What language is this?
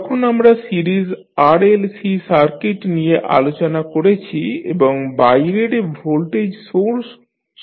Bangla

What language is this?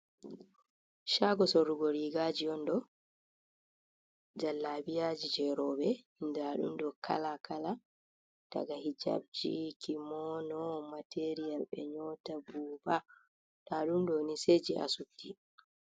Fula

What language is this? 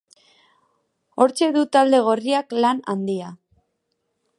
Basque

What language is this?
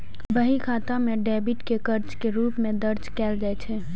Maithili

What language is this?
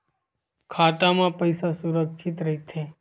Chhattisgarhi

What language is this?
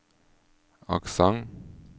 Norwegian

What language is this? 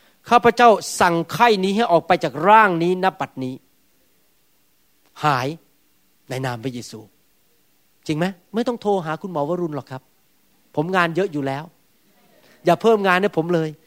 Thai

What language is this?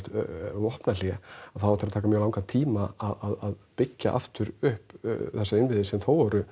Icelandic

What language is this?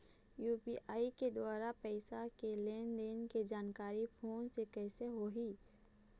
Chhattisgarhi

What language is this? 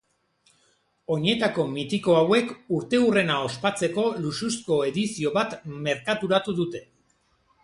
Basque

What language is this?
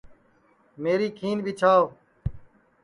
Sansi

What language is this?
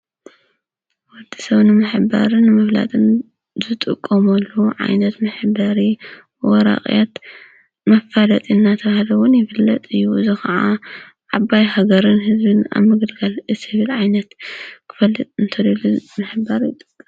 Tigrinya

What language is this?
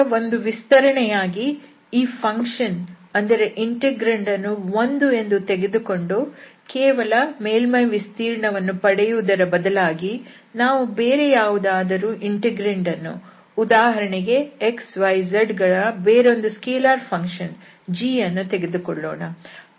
Kannada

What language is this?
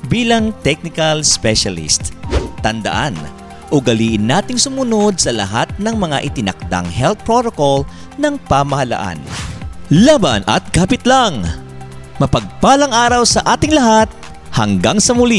Filipino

